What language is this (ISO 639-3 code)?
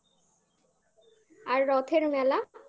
ben